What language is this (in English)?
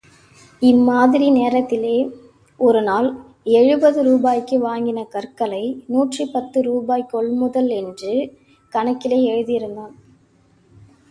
Tamil